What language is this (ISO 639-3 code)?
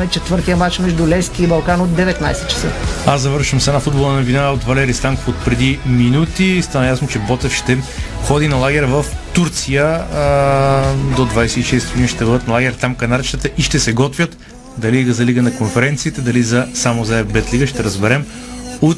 bul